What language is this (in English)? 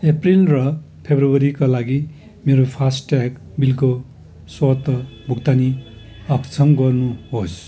Nepali